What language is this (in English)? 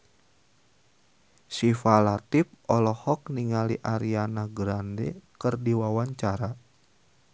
Sundanese